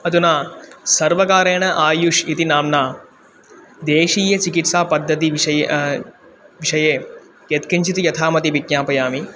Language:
Sanskrit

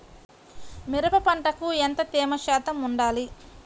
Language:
Telugu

